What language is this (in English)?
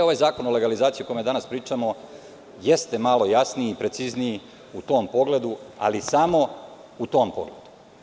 Serbian